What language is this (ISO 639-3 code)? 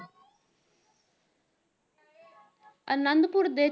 pan